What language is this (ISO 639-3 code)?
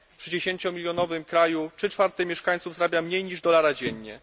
pol